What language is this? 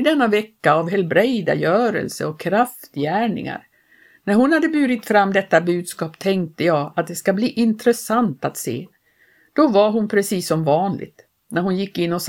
Swedish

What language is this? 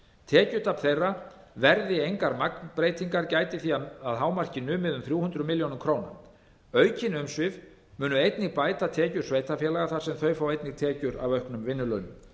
Icelandic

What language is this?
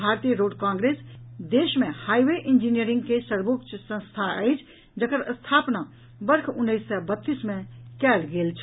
Maithili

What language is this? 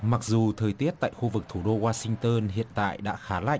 Vietnamese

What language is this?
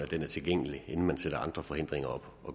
Danish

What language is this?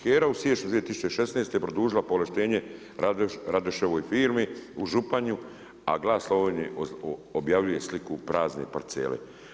Croatian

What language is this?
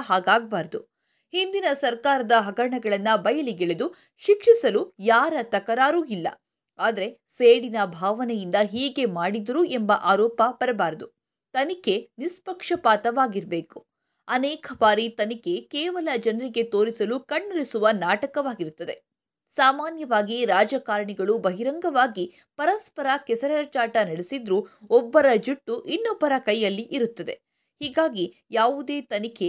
Kannada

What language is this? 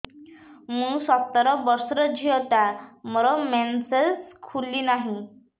Odia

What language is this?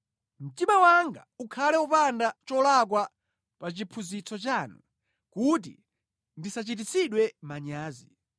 Nyanja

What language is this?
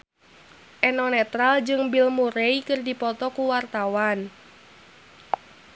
Sundanese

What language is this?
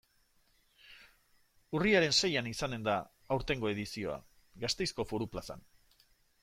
Basque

